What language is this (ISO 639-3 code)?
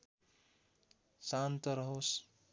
nep